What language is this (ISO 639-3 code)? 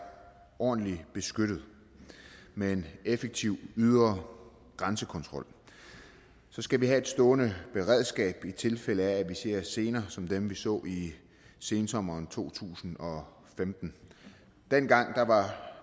dan